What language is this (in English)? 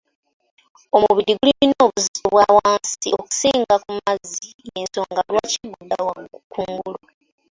Ganda